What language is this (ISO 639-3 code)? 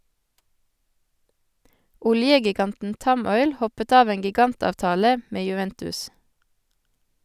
nor